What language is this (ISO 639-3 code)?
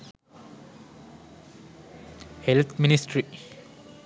sin